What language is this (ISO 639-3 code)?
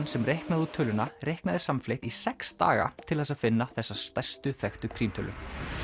isl